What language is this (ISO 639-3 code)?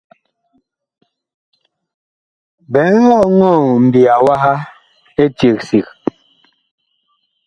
bkh